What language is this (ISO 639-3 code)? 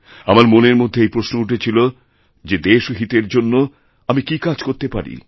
ben